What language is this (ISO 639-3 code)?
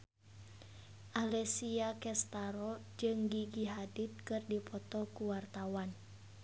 sun